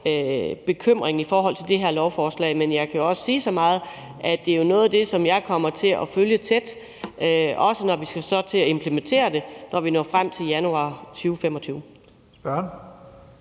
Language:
Danish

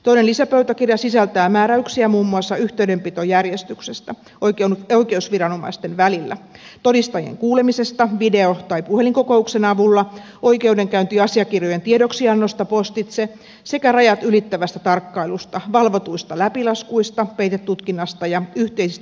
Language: Finnish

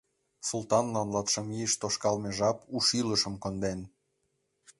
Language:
Mari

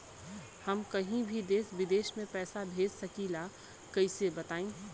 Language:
Bhojpuri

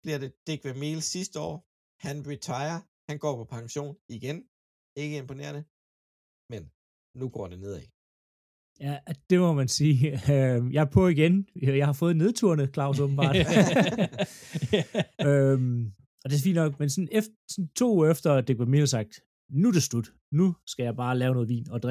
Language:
Danish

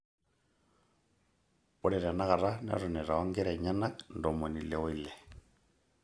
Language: Masai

